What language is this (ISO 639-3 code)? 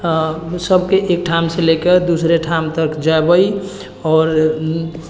mai